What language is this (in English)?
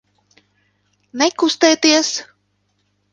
Latvian